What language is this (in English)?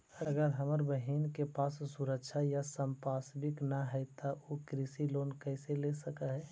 Magahi